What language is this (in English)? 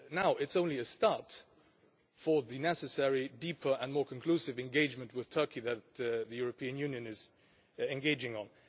English